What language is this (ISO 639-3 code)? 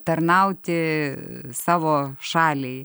lit